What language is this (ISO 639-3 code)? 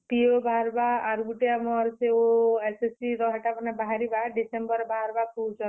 ori